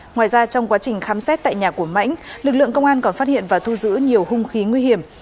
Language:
Vietnamese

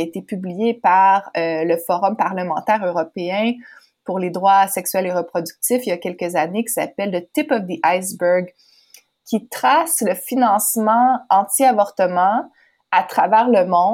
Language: French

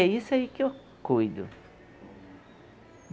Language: Portuguese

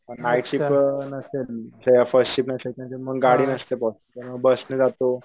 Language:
Marathi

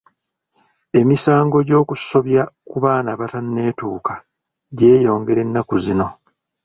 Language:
Ganda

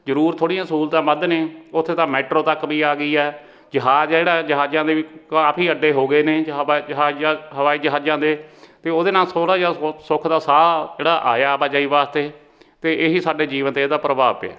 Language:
Punjabi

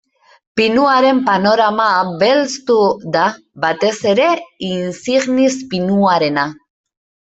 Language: Basque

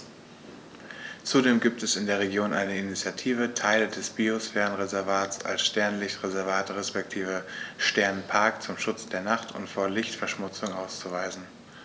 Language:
German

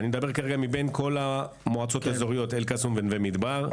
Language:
Hebrew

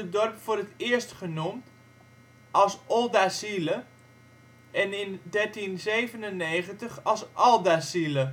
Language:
Dutch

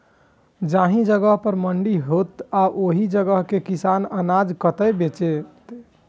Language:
Maithili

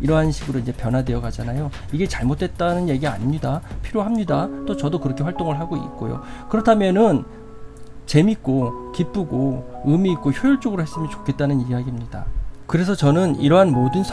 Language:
Korean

